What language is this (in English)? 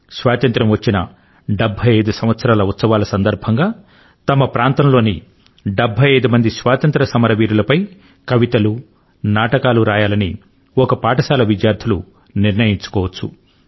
Telugu